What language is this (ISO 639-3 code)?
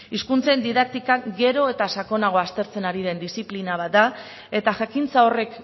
eus